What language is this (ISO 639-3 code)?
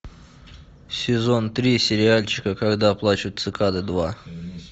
rus